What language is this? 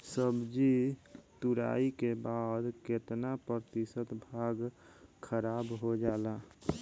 Bhojpuri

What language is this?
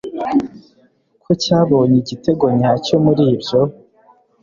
Kinyarwanda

